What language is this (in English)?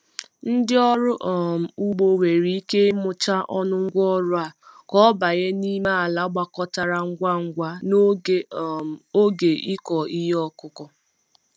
Igbo